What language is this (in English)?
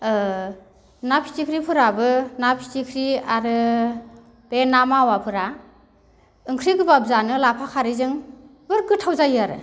Bodo